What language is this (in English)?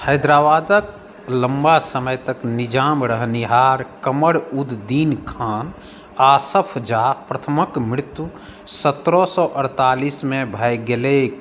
Maithili